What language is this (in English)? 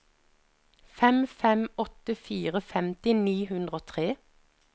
Norwegian